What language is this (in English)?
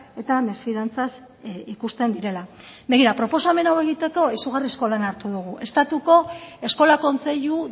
Basque